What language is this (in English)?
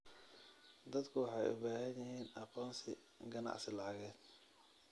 Somali